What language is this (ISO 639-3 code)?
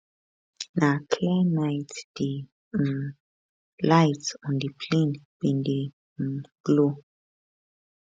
pcm